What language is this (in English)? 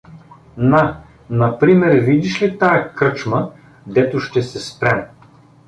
Bulgarian